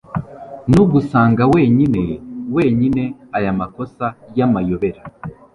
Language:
Kinyarwanda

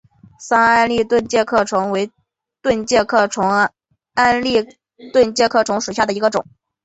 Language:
Chinese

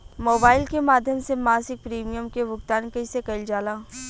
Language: Bhojpuri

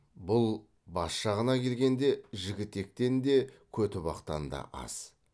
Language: Kazakh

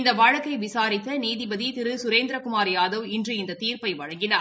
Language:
Tamil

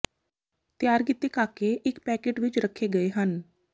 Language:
Punjabi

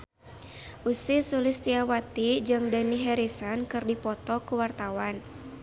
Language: Sundanese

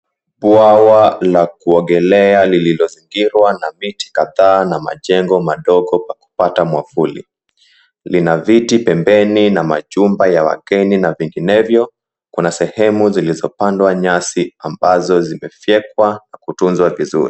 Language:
Swahili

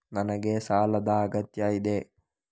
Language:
Kannada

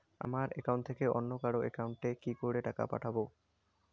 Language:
Bangla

